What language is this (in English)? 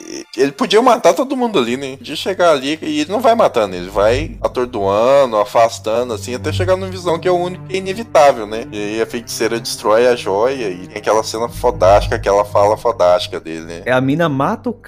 Portuguese